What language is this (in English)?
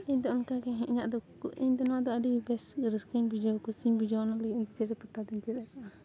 Santali